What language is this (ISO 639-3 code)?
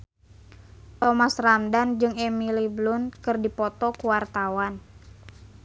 sun